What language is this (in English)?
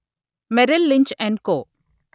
Telugu